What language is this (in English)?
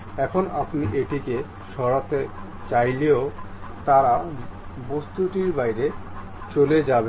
Bangla